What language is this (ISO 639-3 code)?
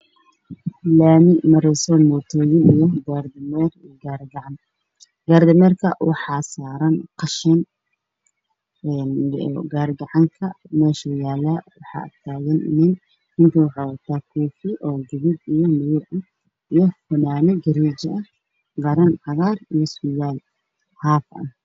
som